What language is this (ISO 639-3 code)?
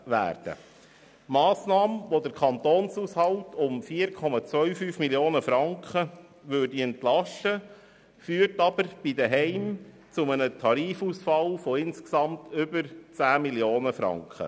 gsw